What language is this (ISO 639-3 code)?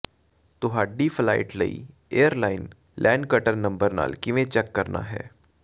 pan